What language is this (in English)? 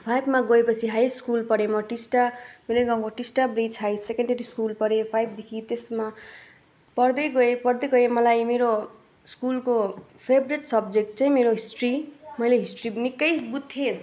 Nepali